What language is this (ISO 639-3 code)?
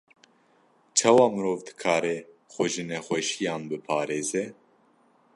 kur